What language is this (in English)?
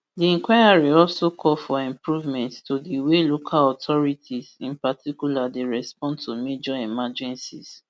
Nigerian Pidgin